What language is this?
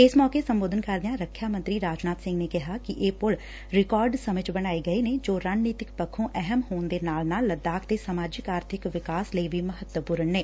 Punjabi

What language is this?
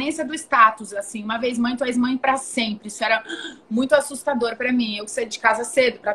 Portuguese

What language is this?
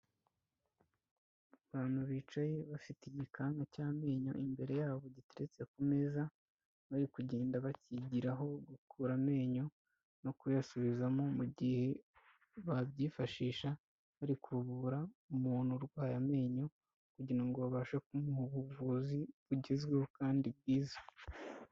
Kinyarwanda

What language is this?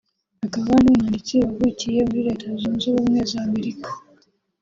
Kinyarwanda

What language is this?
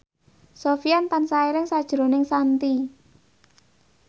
Javanese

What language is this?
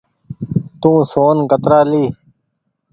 Goaria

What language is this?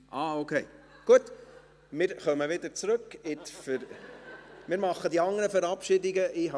Swiss German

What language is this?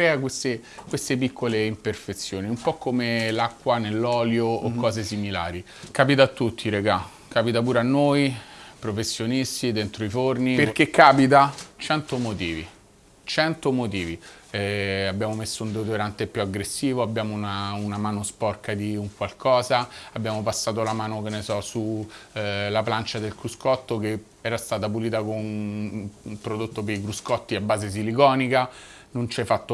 Italian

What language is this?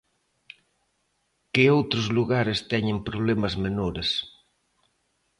Galician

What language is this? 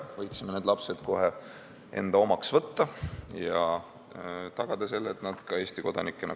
Estonian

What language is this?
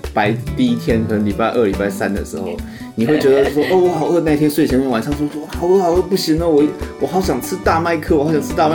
Chinese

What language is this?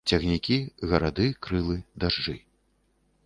Belarusian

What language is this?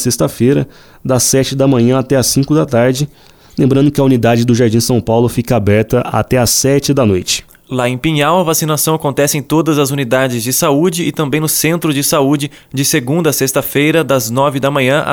Portuguese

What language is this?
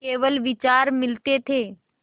Hindi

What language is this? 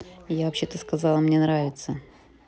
Russian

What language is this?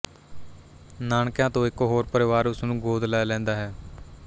Punjabi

